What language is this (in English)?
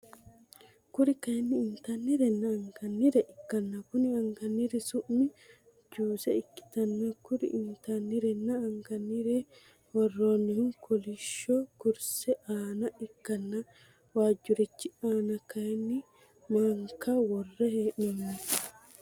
Sidamo